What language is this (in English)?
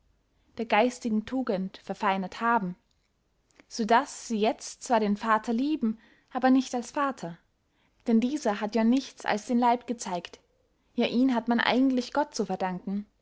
German